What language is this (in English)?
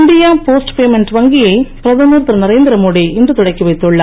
Tamil